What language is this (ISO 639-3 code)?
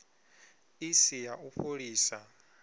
ven